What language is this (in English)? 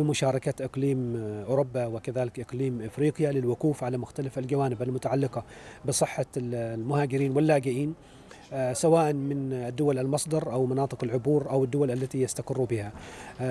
Arabic